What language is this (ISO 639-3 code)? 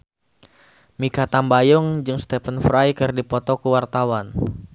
sun